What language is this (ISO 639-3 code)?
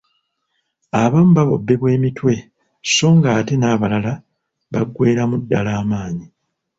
lug